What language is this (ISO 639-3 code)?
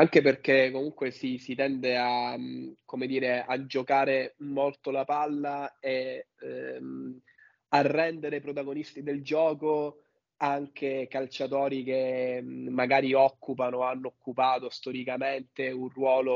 ita